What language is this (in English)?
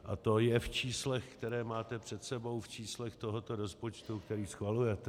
Czech